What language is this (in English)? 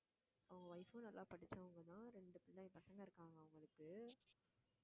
Tamil